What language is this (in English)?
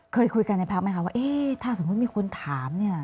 Thai